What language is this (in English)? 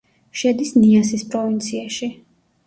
Georgian